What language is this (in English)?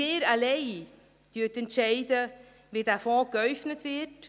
Swiss German